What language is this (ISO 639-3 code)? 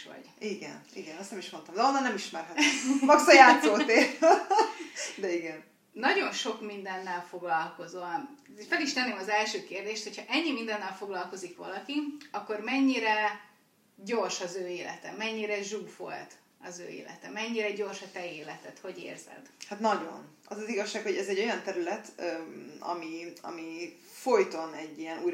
hun